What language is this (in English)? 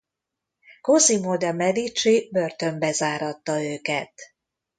Hungarian